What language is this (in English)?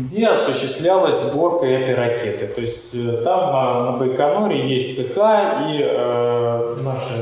Russian